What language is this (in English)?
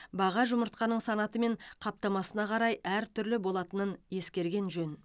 Kazakh